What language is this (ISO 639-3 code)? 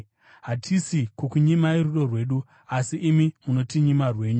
sna